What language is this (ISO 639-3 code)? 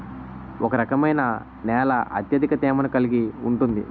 tel